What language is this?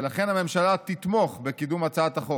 Hebrew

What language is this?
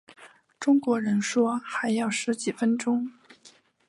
Chinese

